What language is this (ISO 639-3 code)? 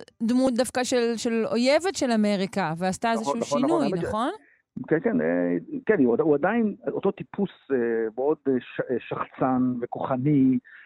heb